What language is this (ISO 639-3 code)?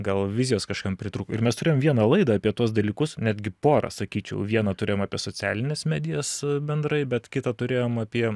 lit